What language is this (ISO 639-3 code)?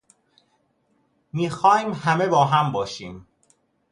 fas